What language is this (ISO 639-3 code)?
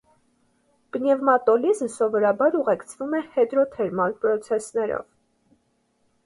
hye